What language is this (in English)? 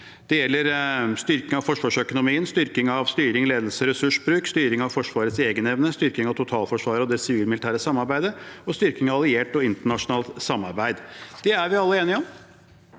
Norwegian